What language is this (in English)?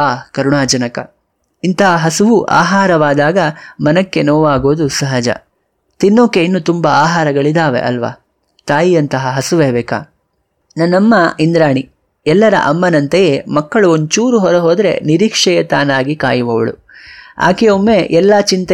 Kannada